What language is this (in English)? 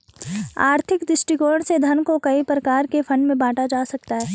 Hindi